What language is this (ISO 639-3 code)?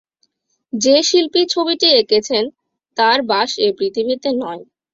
ben